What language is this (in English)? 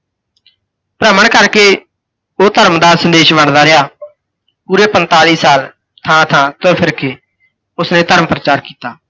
Punjabi